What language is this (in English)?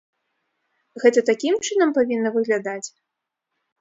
Belarusian